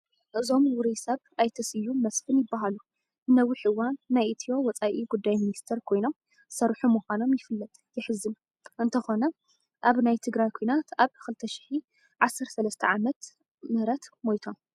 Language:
Tigrinya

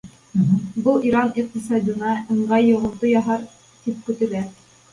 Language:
Bashkir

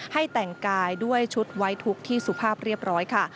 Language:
Thai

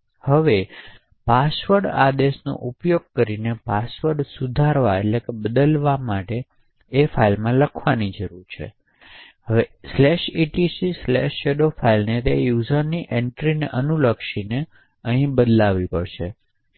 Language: Gujarati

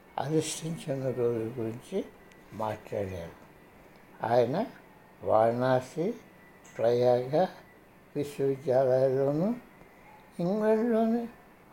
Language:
Telugu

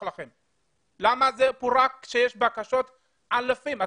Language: Hebrew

